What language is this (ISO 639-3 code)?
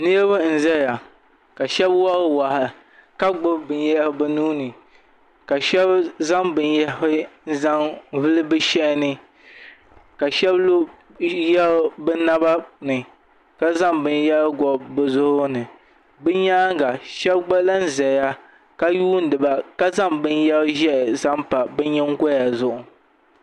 dag